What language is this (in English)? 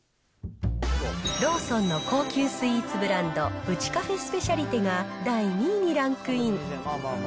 Japanese